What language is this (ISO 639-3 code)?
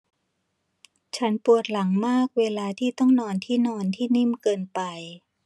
tha